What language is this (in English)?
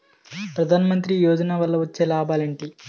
Telugu